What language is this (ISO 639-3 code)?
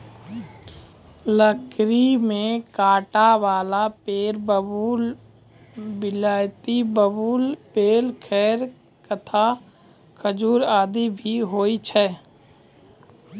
mai